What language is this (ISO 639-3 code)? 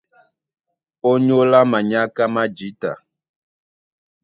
dua